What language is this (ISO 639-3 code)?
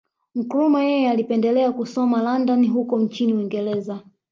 swa